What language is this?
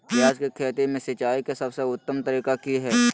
Magahi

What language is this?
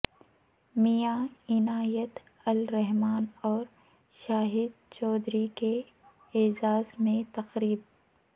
Urdu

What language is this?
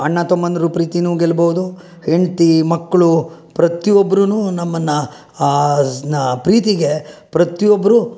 Kannada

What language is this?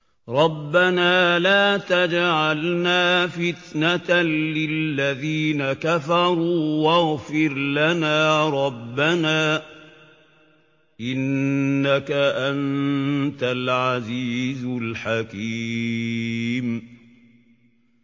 Arabic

